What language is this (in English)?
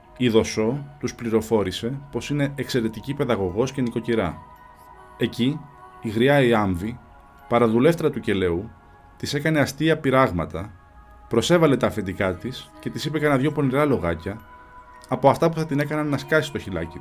Greek